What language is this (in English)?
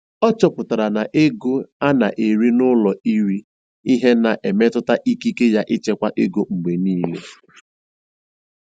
Igbo